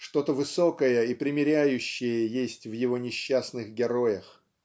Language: Russian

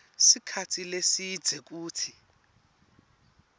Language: Swati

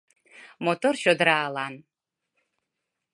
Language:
Mari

